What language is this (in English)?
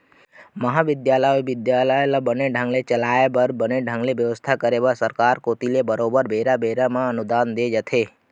Chhattisgarhi